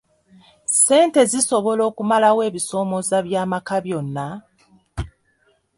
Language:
Ganda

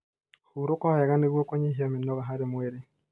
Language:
Kikuyu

